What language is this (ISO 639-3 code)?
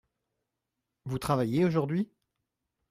fra